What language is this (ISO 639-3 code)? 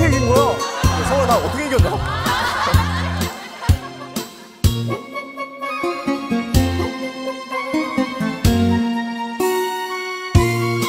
kor